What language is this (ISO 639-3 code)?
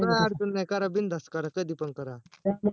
mar